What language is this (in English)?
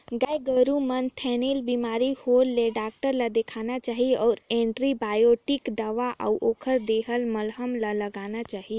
Chhattisgarhi